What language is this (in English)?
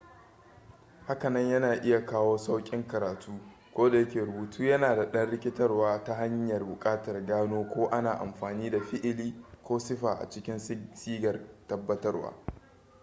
Hausa